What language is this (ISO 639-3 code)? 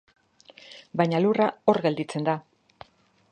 eus